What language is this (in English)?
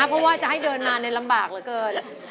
Thai